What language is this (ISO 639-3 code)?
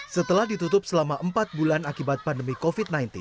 ind